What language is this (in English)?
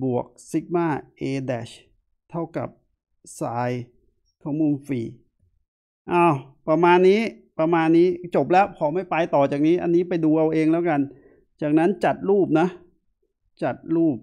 Thai